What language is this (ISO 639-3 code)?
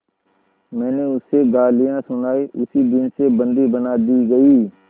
hin